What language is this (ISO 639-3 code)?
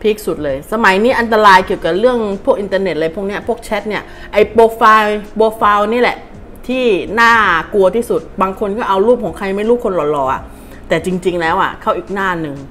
tha